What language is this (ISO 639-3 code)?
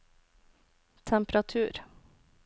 nor